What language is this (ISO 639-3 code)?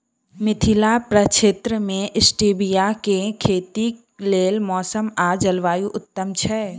mai